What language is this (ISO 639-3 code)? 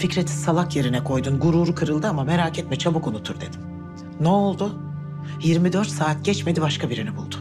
tur